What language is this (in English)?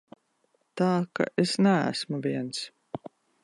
Latvian